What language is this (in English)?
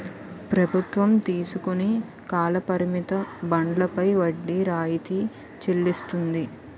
Telugu